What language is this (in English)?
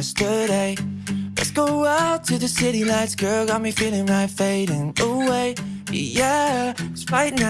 Korean